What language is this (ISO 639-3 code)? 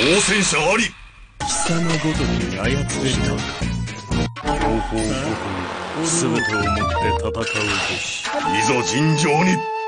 jpn